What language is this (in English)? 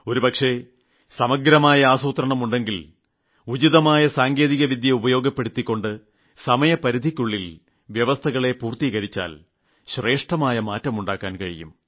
Malayalam